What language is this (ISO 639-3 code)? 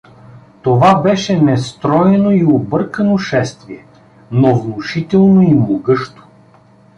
bul